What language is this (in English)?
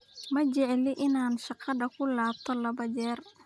Somali